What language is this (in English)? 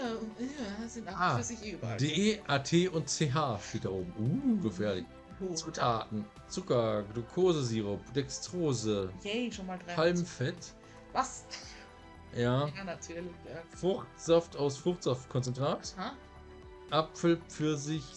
German